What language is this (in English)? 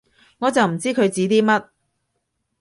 Cantonese